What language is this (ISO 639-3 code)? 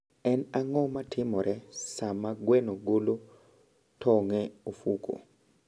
luo